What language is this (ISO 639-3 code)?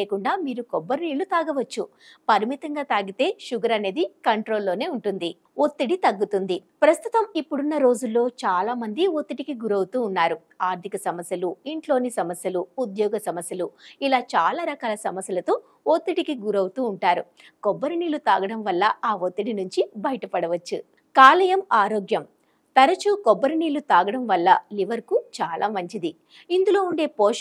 tel